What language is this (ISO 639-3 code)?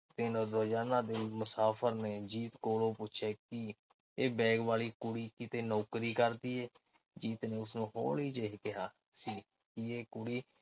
pan